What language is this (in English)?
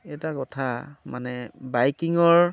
Assamese